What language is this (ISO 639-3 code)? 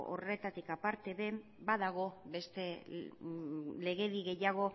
eus